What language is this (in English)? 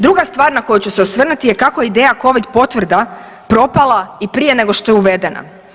Croatian